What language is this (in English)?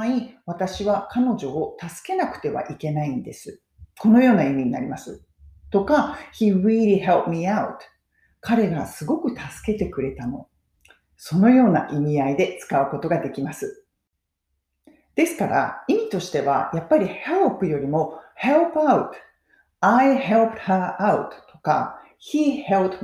Japanese